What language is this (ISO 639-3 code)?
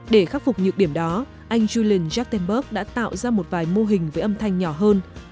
vie